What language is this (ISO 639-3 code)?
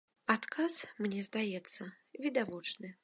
bel